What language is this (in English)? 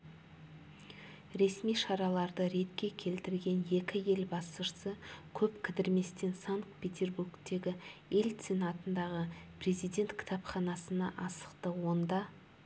Kazakh